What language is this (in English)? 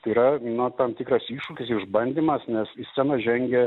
Lithuanian